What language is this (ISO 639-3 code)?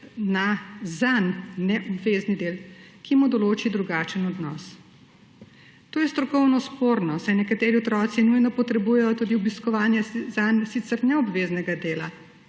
slv